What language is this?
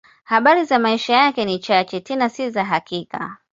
Swahili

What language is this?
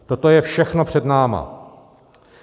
Czech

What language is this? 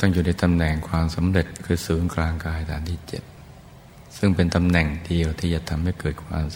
Thai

